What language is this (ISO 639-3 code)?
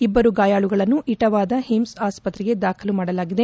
kan